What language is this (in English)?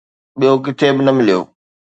Sindhi